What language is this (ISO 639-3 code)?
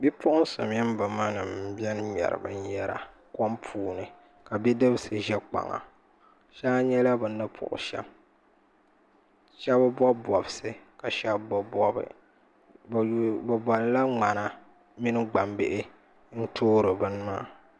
dag